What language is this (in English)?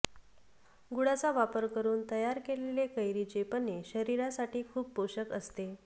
Marathi